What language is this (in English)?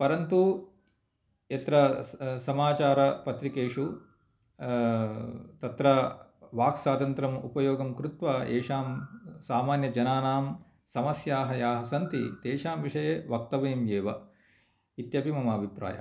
Sanskrit